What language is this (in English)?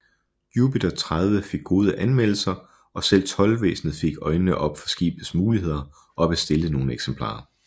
Danish